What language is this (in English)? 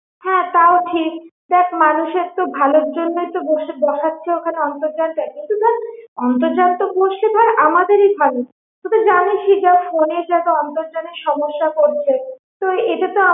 Bangla